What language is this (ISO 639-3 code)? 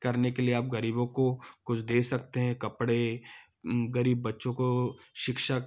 hin